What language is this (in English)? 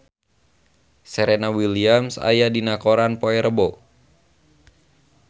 Sundanese